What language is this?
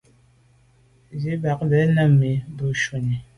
Medumba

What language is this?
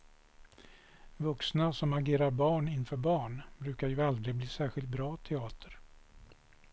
Swedish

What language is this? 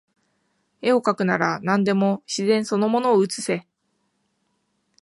Japanese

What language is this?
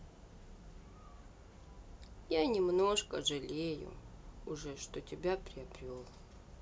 Russian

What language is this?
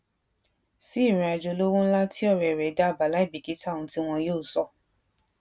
Yoruba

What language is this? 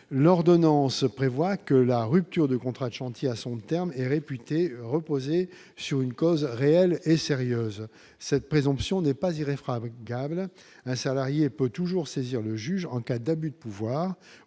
French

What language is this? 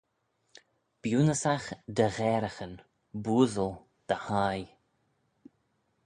Manx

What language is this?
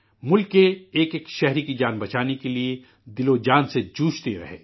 Urdu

